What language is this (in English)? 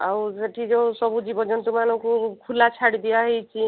Odia